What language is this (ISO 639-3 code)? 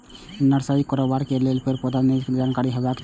mai